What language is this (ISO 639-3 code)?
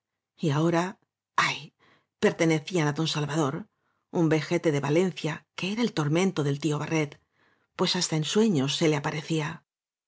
spa